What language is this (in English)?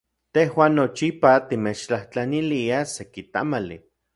Central Puebla Nahuatl